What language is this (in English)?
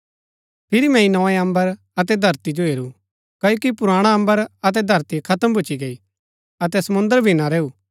Gaddi